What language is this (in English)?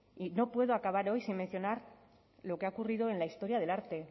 Spanish